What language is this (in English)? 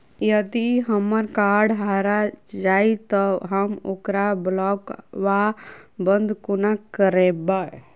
Maithili